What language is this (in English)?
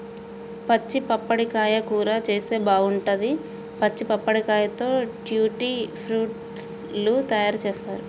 Telugu